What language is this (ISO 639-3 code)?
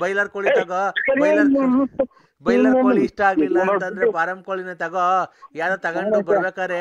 kan